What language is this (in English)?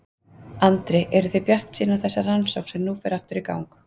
Icelandic